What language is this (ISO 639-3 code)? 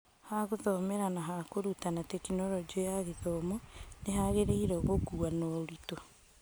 kik